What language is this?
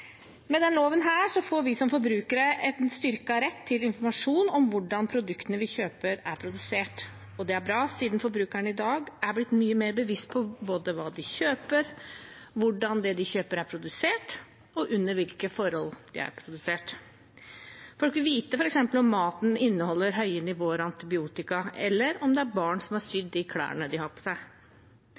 Norwegian Bokmål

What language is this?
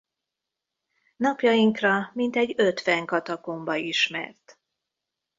Hungarian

